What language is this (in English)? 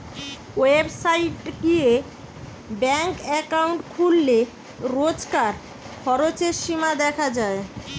Bangla